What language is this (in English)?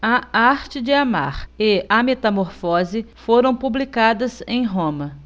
Portuguese